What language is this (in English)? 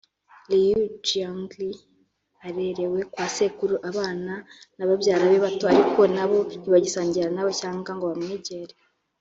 Kinyarwanda